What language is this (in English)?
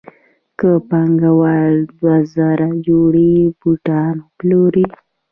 Pashto